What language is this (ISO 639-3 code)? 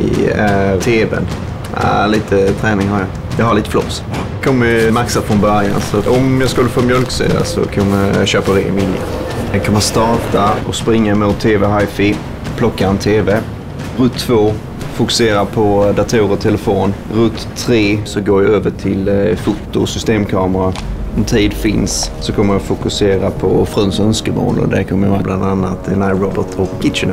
swe